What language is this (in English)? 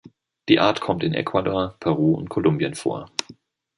German